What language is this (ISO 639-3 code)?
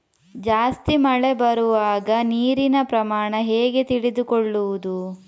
kan